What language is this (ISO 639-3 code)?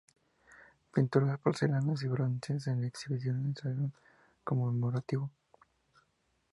spa